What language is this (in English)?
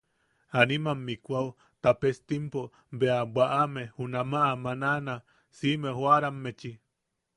Yaqui